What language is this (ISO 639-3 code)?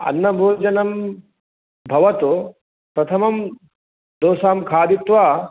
san